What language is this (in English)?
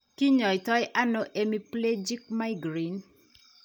Kalenjin